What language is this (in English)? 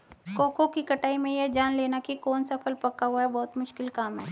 Hindi